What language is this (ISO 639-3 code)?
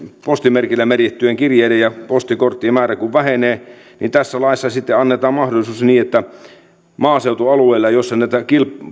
fin